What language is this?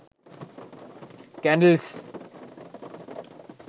Sinhala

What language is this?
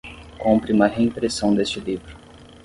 Portuguese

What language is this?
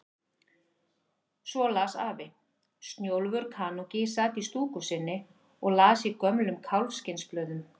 Icelandic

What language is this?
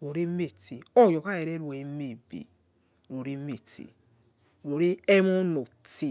Yekhee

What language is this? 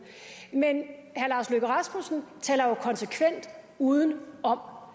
Danish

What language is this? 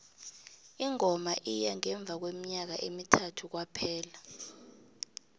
South Ndebele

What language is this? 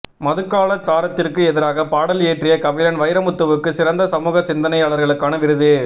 Tamil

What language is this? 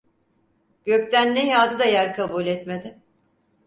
Turkish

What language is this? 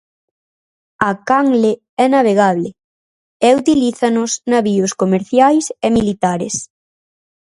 Galician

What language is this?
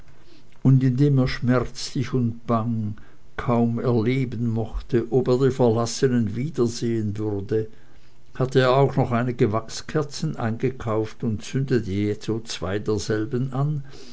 German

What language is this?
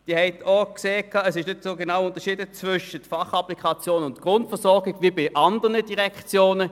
Swiss German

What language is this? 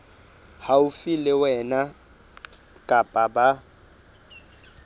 Southern Sotho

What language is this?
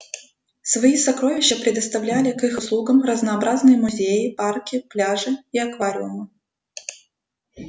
Russian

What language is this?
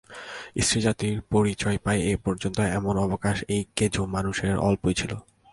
Bangla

